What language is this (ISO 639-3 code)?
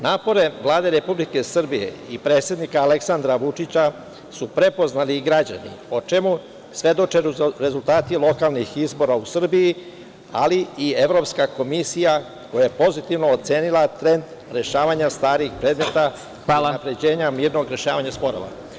srp